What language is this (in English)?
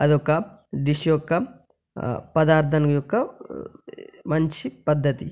Telugu